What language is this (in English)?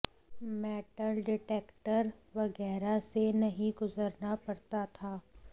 Hindi